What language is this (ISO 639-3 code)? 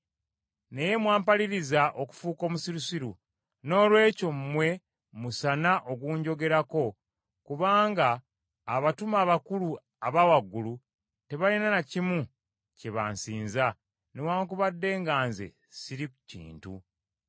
lug